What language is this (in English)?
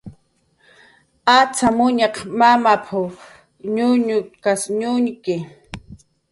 Jaqaru